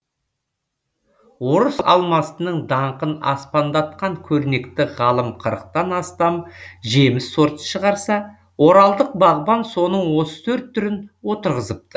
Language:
Kazakh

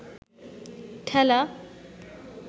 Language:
Bangla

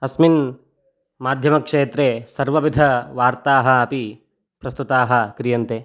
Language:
Sanskrit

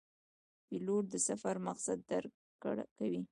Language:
Pashto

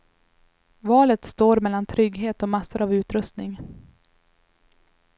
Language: Swedish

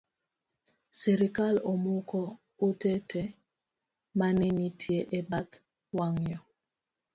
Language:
Luo (Kenya and Tanzania)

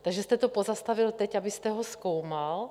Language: Czech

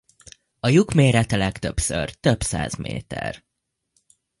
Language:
Hungarian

